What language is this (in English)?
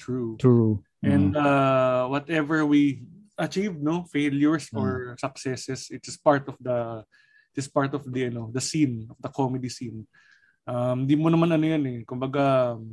Filipino